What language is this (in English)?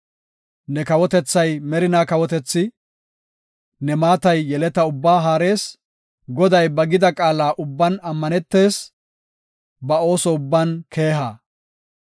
Gofa